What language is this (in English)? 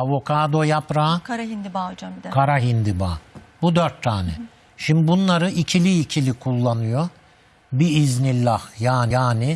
Turkish